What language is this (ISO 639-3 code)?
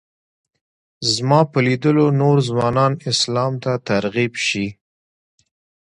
pus